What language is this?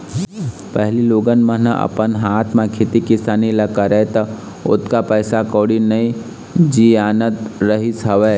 Chhattisgarhi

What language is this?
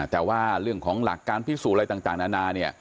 Thai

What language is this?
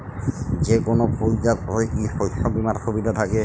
Bangla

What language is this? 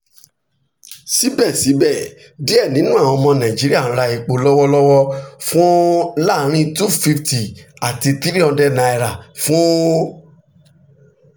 Yoruba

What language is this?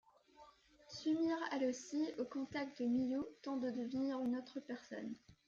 French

